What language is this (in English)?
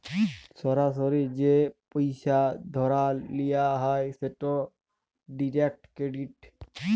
Bangla